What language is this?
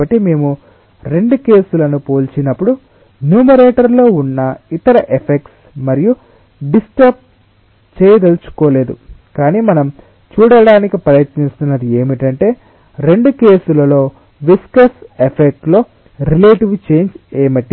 Telugu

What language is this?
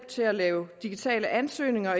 Danish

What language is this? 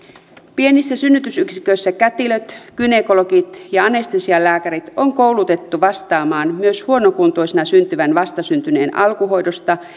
Finnish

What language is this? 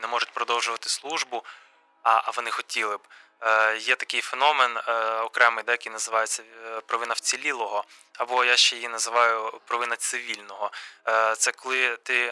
Ukrainian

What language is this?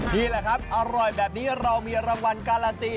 Thai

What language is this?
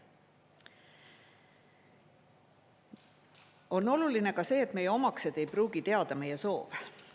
Estonian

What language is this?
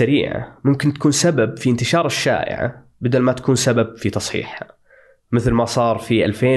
Arabic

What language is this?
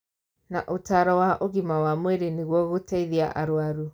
Kikuyu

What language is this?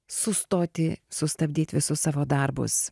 Lithuanian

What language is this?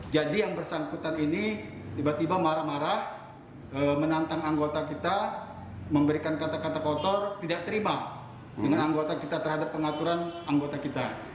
Indonesian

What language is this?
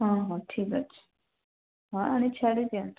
Odia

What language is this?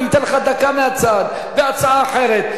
Hebrew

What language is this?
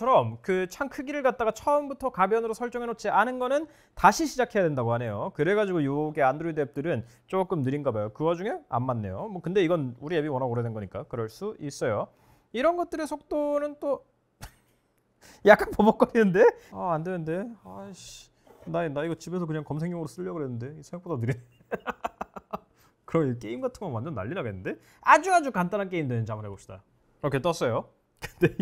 Korean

